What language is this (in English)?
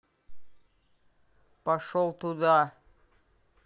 Russian